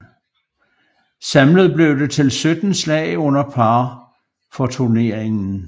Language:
Danish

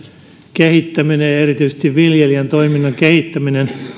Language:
Finnish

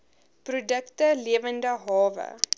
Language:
Afrikaans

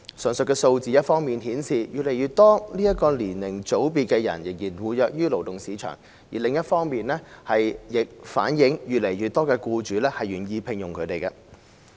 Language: Cantonese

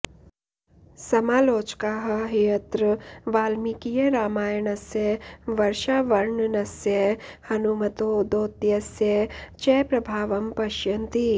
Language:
Sanskrit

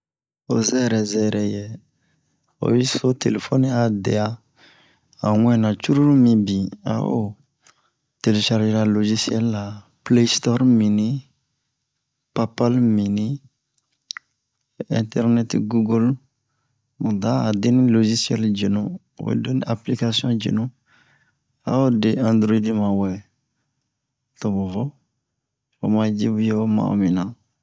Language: Bomu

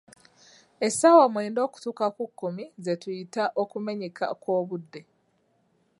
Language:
Ganda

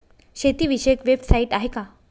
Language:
Marathi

